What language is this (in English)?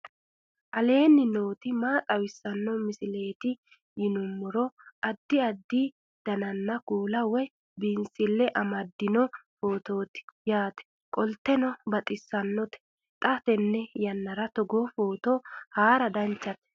Sidamo